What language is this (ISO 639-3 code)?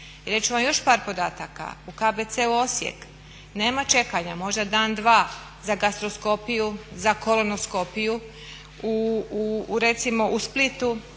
hrv